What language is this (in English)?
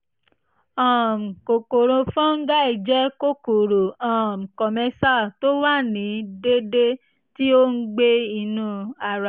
Yoruba